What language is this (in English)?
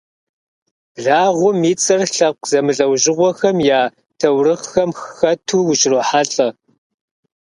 Kabardian